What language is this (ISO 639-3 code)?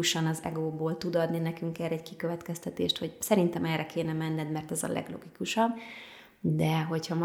hun